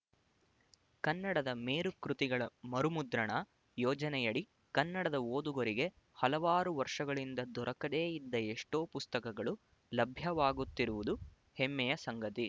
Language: Kannada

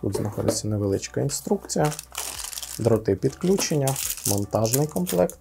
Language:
Ukrainian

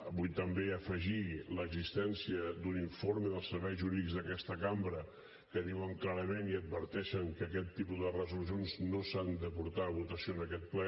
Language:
Catalan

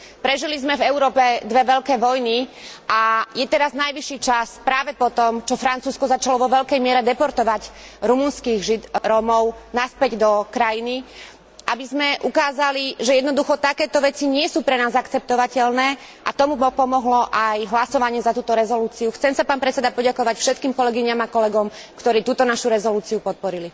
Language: Slovak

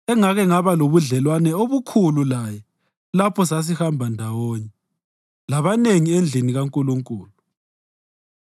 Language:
North Ndebele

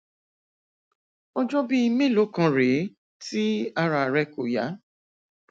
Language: Yoruba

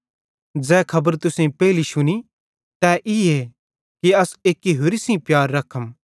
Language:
Bhadrawahi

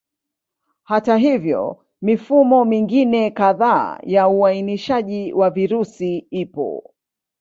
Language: Swahili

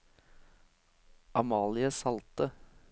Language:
Norwegian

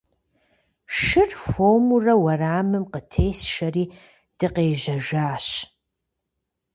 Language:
Kabardian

